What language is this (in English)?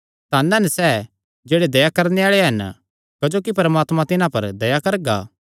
Kangri